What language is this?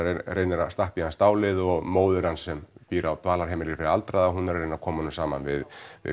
Icelandic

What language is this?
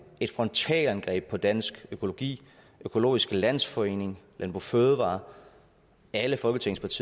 Danish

